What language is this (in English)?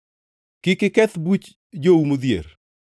Luo (Kenya and Tanzania)